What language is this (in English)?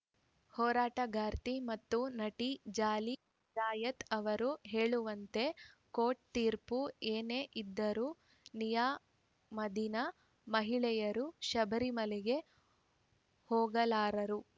Kannada